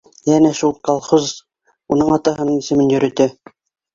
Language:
Bashkir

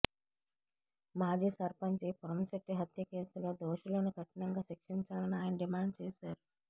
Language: Telugu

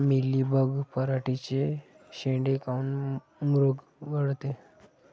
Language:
Marathi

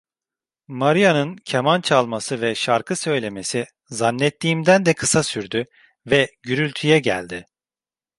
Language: Turkish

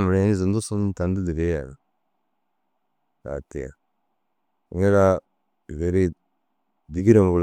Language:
Dazaga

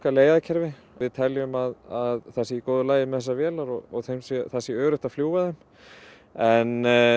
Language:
Icelandic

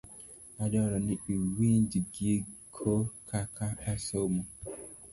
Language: Luo (Kenya and Tanzania)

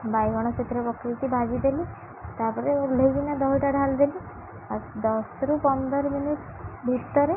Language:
Odia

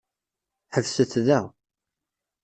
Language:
Kabyle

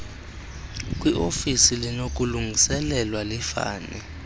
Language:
Xhosa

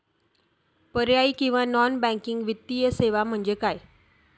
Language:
Marathi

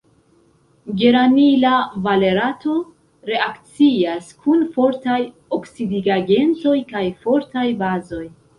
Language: Esperanto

